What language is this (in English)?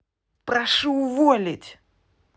Russian